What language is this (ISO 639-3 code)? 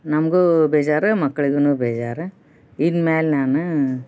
kan